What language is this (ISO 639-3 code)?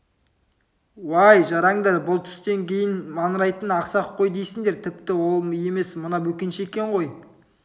kaz